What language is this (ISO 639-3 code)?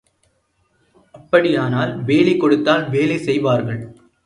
tam